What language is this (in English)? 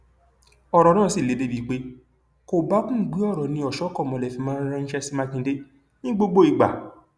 Yoruba